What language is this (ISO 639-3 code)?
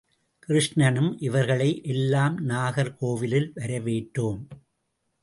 tam